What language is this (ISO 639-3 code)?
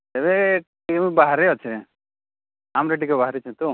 ori